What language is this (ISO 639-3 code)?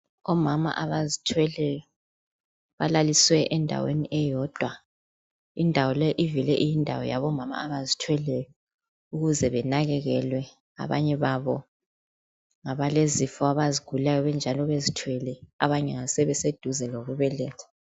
nde